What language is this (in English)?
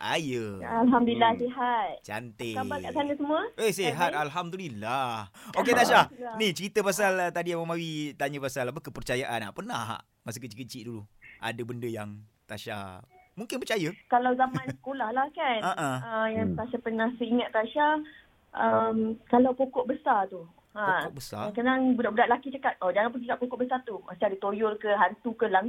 Malay